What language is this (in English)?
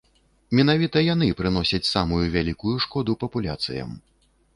Belarusian